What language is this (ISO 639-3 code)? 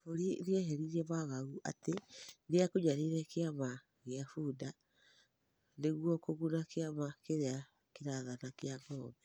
kik